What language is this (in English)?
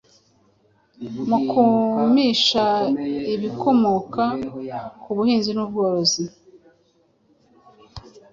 Kinyarwanda